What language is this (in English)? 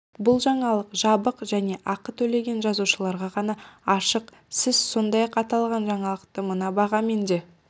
Kazakh